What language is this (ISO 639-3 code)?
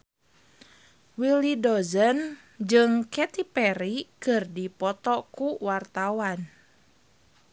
sun